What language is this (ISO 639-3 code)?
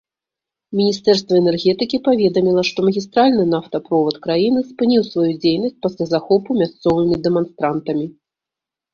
bel